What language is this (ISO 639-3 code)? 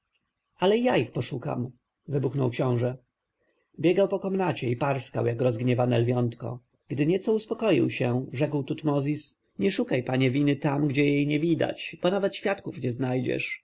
pol